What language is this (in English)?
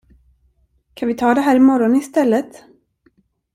Swedish